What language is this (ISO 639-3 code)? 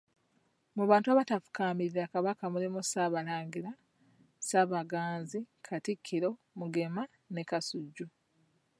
lug